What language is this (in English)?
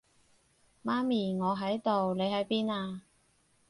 Cantonese